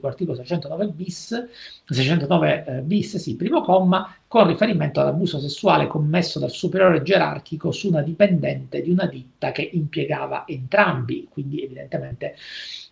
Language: Italian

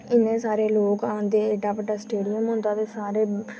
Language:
Dogri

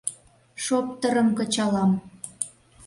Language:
Mari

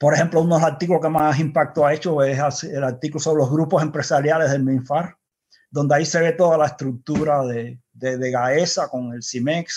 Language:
Spanish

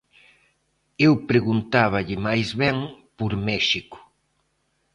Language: Galician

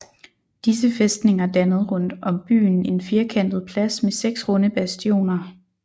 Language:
Danish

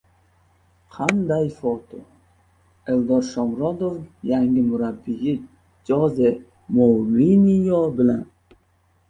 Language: Uzbek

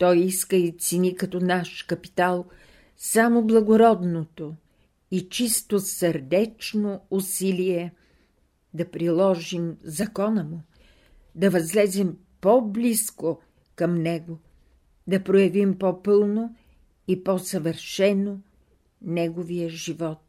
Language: Bulgarian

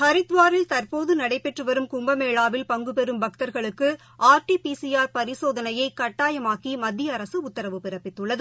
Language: Tamil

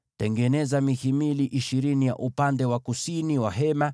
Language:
Swahili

